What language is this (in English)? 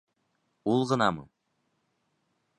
Bashkir